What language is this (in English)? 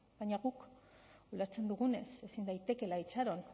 Basque